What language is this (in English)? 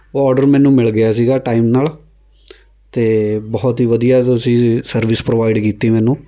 Punjabi